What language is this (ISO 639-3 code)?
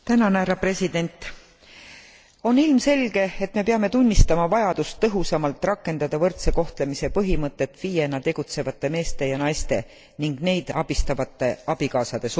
est